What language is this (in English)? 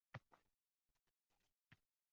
Uzbek